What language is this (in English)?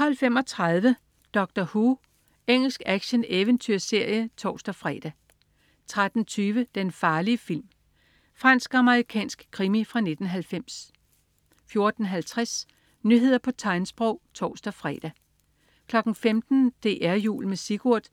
Danish